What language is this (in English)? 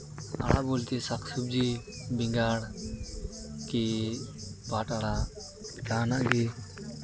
Santali